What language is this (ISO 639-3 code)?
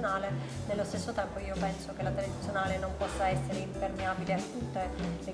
ita